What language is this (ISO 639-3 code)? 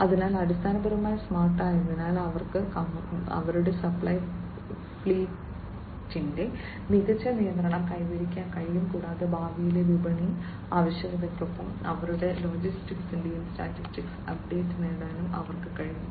mal